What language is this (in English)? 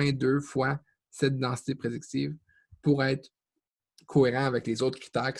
French